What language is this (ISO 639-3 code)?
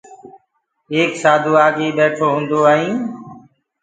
ggg